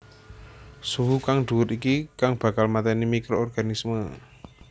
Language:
Javanese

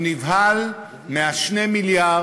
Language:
Hebrew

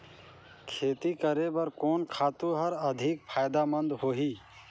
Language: Chhattisgarhi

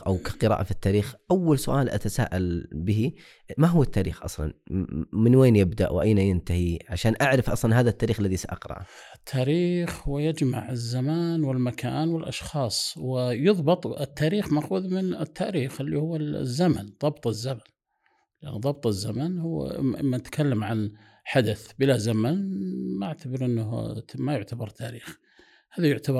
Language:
Arabic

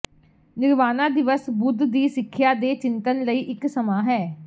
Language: Punjabi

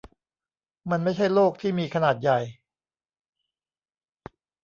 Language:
Thai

